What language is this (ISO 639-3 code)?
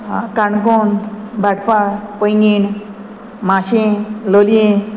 kok